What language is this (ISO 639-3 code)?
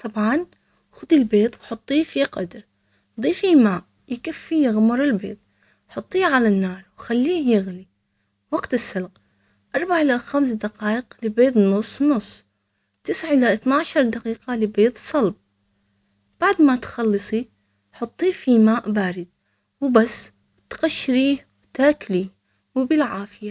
acx